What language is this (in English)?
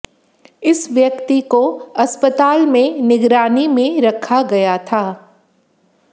Hindi